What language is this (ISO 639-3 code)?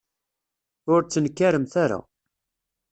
kab